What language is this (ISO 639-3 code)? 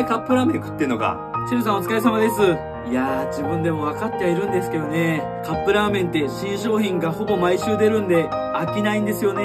jpn